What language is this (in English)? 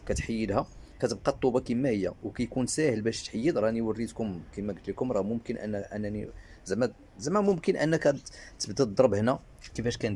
Arabic